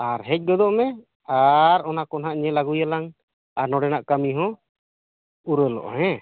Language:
Santali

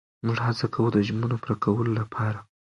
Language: Pashto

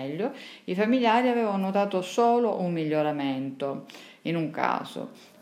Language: Italian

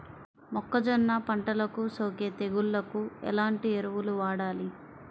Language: Telugu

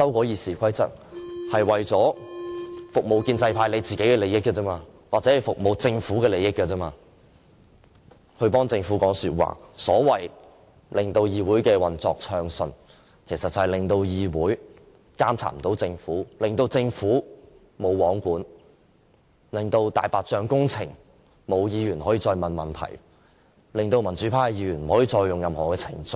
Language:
Cantonese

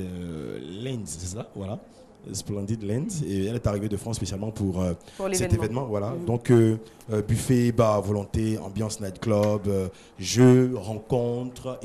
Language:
French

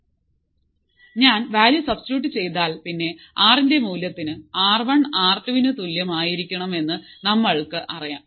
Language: Malayalam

